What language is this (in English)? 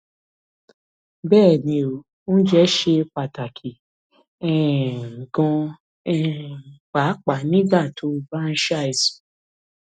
Yoruba